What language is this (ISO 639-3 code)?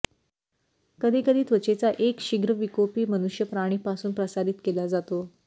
mar